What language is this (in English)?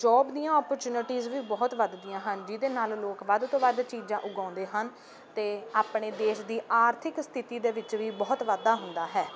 Punjabi